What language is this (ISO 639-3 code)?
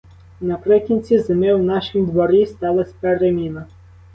ukr